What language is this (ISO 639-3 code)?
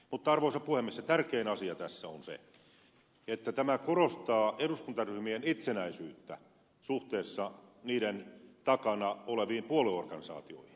fin